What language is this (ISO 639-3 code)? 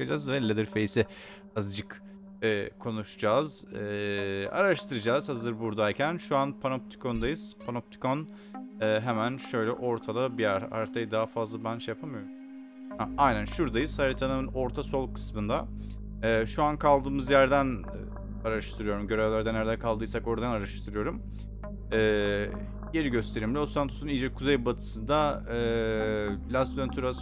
tur